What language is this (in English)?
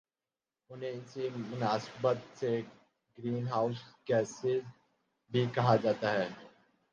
Urdu